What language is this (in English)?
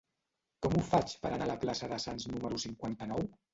Catalan